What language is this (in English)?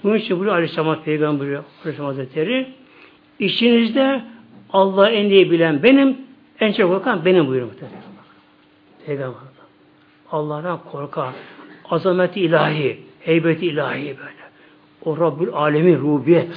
Turkish